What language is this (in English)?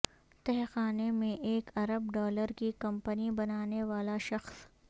Urdu